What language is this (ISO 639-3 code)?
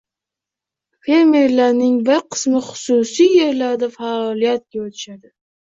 uzb